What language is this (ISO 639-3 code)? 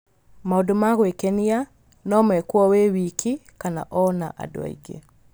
kik